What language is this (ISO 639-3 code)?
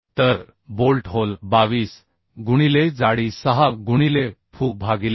mar